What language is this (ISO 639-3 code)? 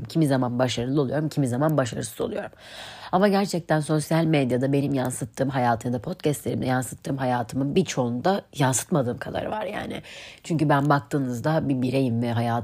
tur